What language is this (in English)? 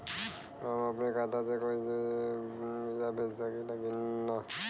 Bhojpuri